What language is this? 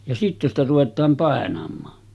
Finnish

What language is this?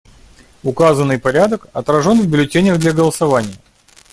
Russian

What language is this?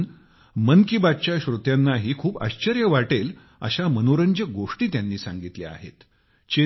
Marathi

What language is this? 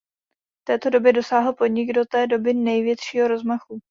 Czech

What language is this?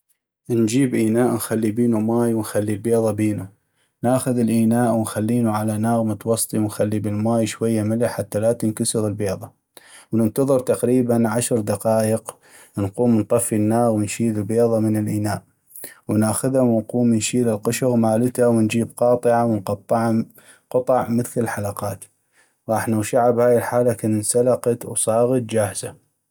North Mesopotamian Arabic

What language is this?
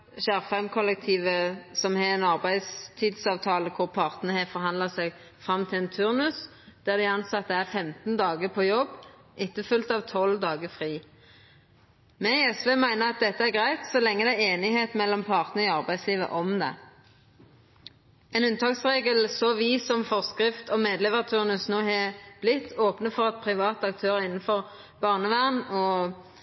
Norwegian Nynorsk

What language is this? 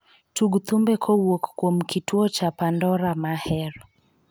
Luo (Kenya and Tanzania)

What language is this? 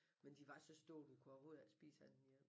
Danish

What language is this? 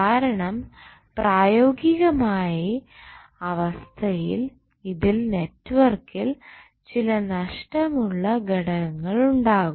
Malayalam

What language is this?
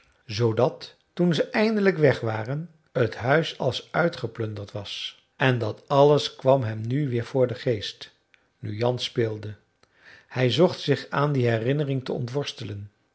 Dutch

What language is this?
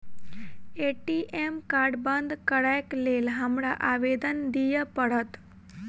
Maithili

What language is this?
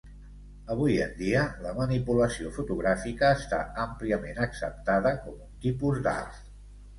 Catalan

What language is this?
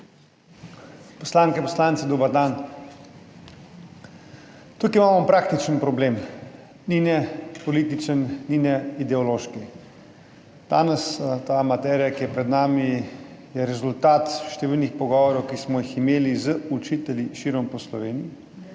Slovenian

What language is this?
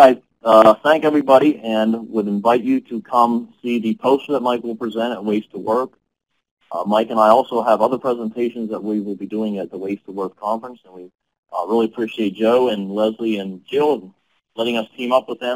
English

